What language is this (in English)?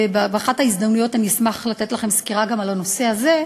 Hebrew